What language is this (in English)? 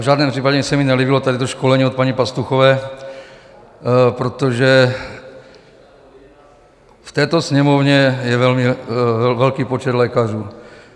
Czech